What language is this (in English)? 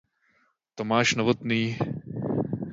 Czech